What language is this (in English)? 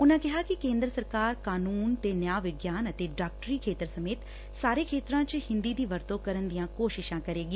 Punjabi